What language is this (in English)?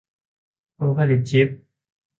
Thai